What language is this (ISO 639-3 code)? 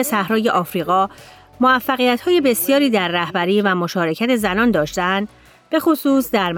fas